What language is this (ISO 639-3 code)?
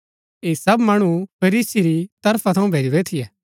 gbk